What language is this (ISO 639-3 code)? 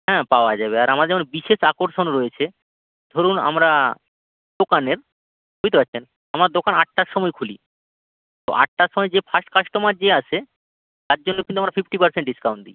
ben